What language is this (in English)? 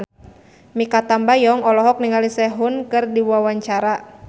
Sundanese